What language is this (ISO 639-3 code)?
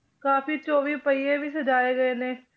pan